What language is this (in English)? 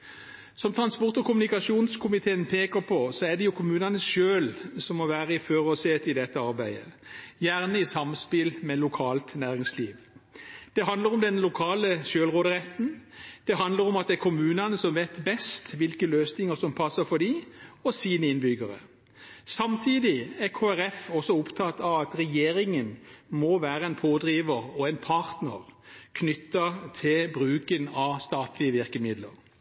Norwegian Bokmål